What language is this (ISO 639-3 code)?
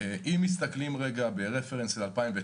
heb